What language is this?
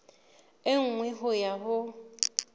Southern Sotho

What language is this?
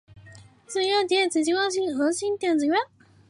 Chinese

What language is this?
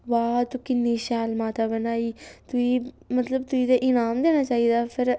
Dogri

